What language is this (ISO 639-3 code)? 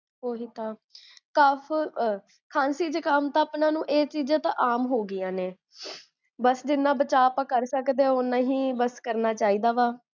pan